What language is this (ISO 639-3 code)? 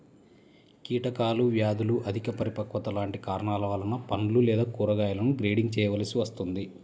tel